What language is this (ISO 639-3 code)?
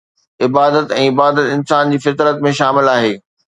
snd